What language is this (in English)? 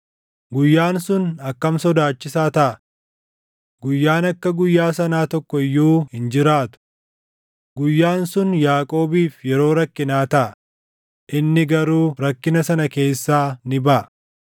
Oromo